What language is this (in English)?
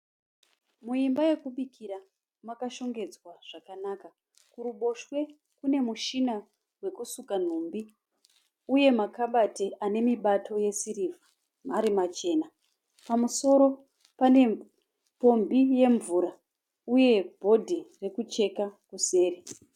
Shona